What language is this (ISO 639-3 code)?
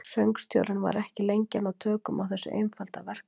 isl